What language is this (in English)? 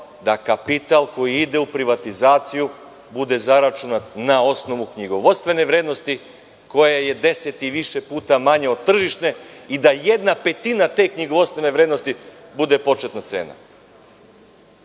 Serbian